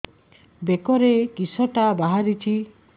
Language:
Odia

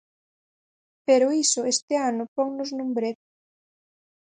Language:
Galician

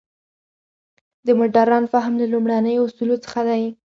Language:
Pashto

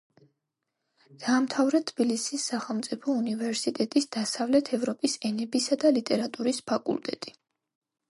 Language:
Georgian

